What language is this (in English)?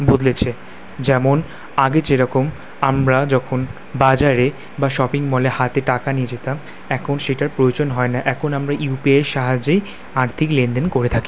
Bangla